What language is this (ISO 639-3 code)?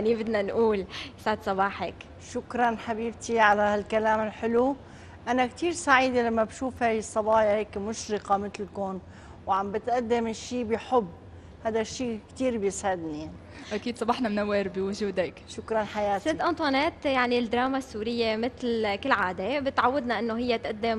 ara